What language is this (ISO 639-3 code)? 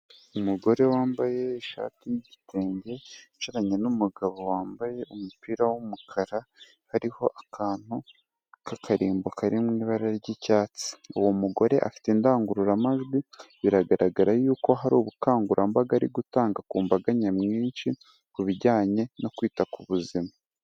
kin